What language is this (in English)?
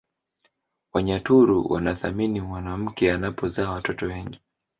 Swahili